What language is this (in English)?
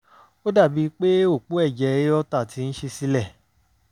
Yoruba